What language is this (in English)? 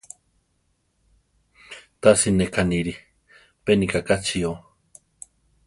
Central Tarahumara